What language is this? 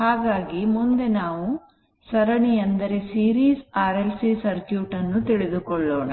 Kannada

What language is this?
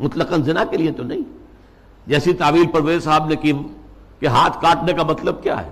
Urdu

